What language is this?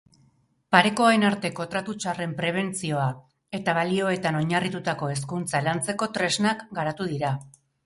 Basque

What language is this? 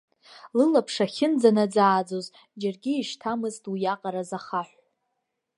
Abkhazian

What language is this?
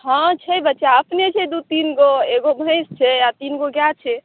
Maithili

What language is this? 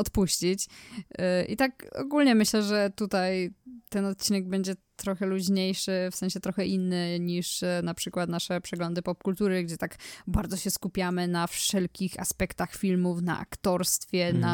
Polish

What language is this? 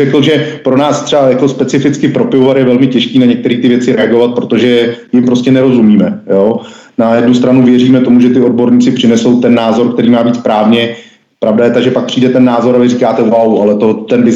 Czech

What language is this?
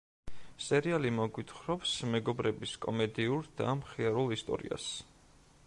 Georgian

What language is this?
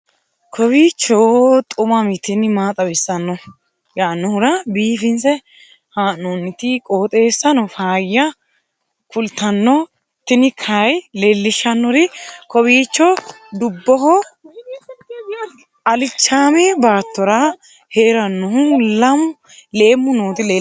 Sidamo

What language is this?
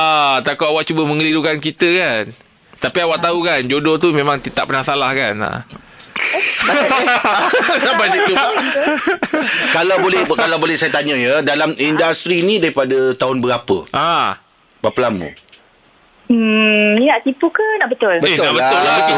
Malay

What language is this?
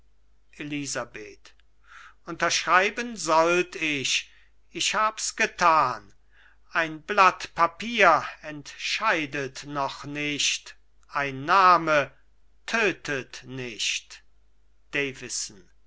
German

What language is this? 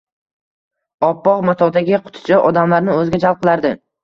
Uzbek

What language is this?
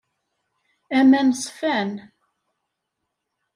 Kabyle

